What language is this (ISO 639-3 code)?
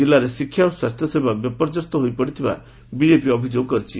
ori